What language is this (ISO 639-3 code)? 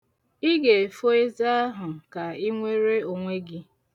ibo